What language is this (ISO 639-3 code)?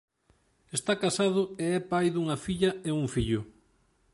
glg